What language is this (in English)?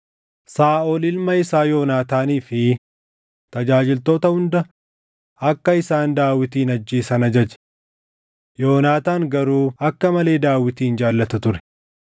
Oromo